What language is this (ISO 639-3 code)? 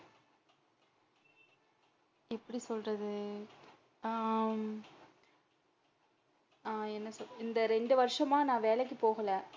tam